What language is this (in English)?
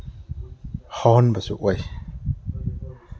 Manipuri